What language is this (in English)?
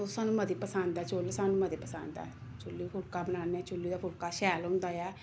Dogri